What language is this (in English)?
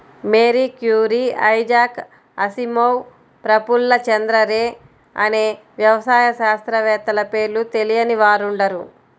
Telugu